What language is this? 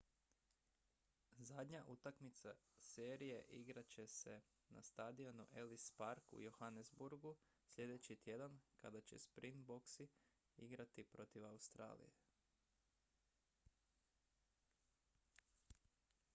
Croatian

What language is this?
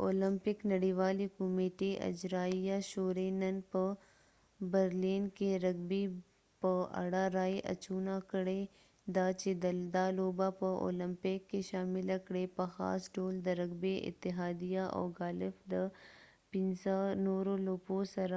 Pashto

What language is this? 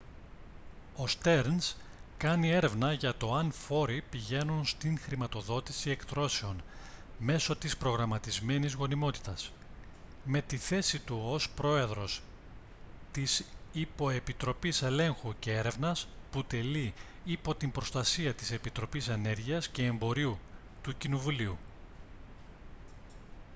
Greek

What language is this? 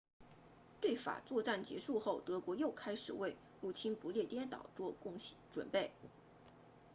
Chinese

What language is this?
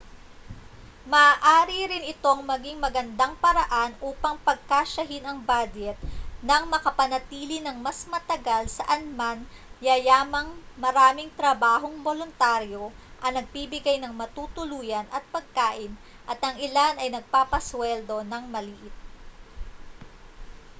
Filipino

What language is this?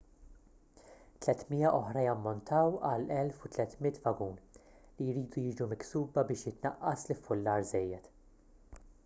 Maltese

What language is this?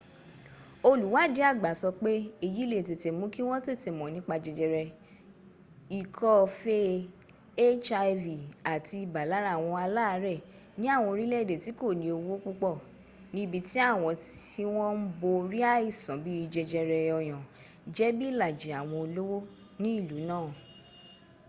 Yoruba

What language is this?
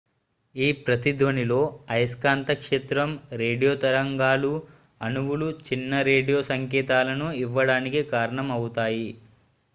Telugu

